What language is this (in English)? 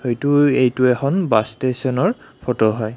Assamese